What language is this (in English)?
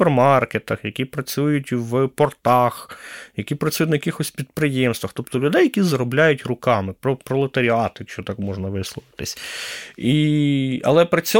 Ukrainian